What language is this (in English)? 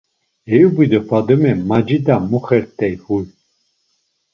Laz